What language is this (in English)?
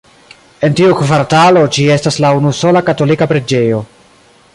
Esperanto